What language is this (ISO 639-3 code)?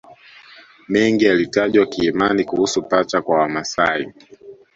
swa